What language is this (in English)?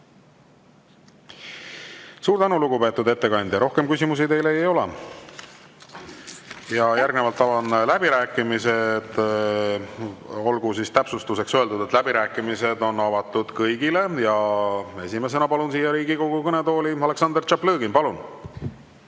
Estonian